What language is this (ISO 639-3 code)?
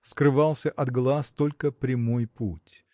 rus